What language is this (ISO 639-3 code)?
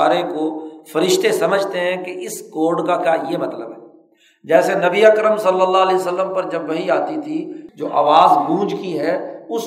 urd